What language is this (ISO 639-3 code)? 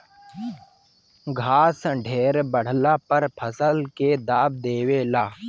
bho